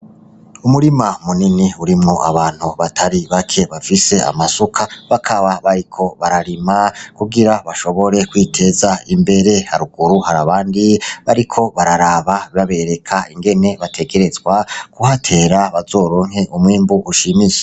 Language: Rundi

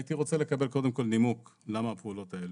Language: Hebrew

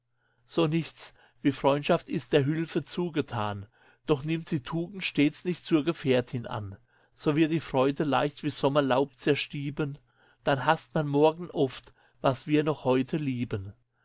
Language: German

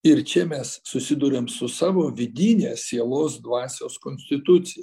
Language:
Lithuanian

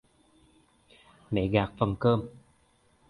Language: Vietnamese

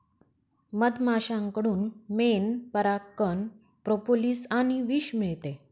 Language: Marathi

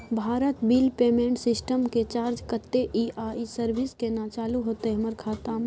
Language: Maithili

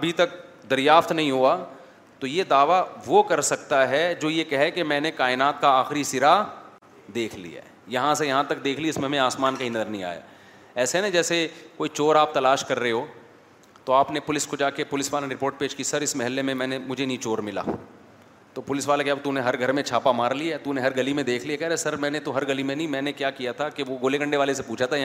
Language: Urdu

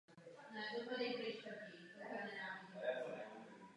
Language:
Czech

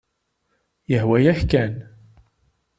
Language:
Kabyle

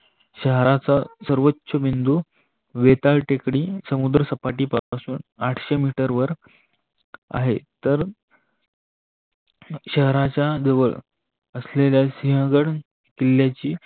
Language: Marathi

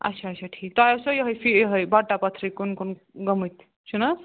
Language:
Kashmiri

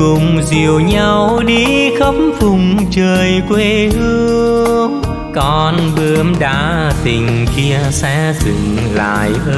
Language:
Vietnamese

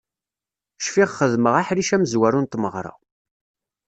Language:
Kabyle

